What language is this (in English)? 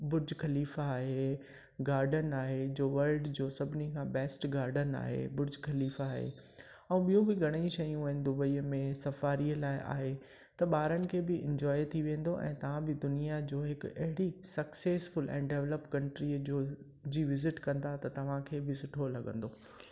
Sindhi